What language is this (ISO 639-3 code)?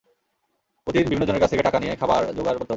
ben